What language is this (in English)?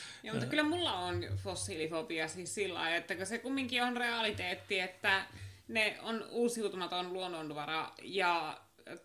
Finnish